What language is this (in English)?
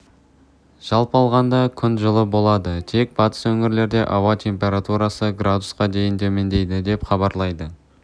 Kazakh